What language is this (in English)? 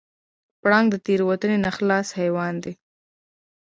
Pashto